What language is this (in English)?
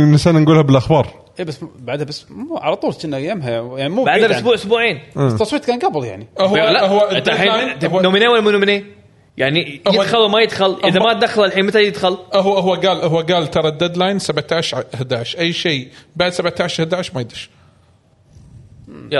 Arabic